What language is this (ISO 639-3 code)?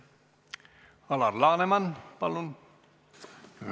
est